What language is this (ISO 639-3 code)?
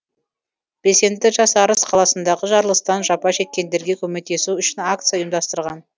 kaz